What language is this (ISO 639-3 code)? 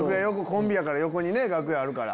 jpn